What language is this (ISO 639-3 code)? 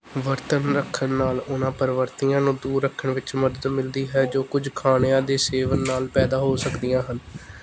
pan